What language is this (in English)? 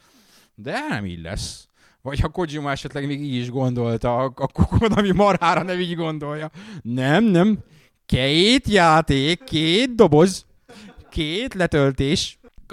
Hungarian